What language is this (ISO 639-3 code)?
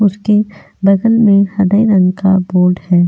hin